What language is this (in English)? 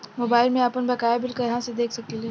Bhojpuri